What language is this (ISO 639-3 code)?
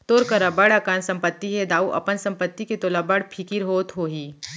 hne